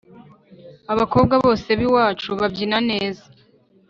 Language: Kinyarwanda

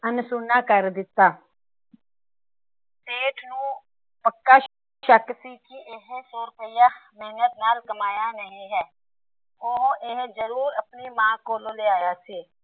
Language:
Punjabi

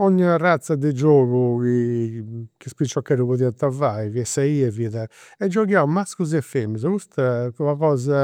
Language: Campidanese Sardinian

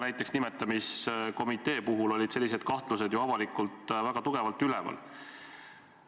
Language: Estonian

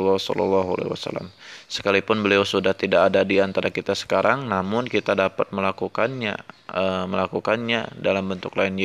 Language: Indonesian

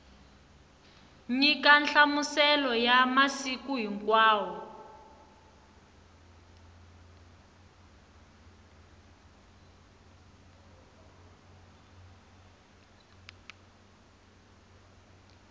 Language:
Tsonga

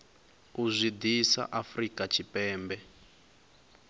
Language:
Venda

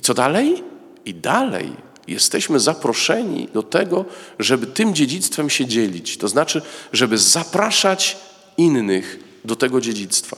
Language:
Polish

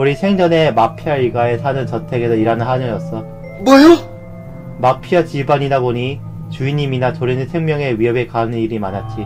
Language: Korean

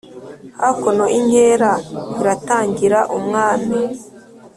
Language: Kinyarwanda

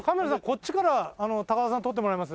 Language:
Japanese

